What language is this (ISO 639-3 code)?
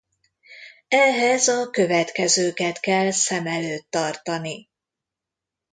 hun